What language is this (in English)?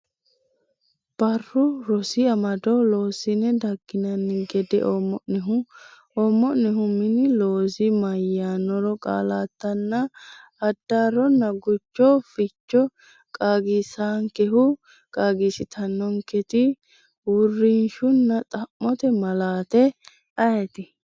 Sidamo